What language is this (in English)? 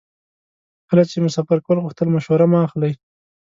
Pashto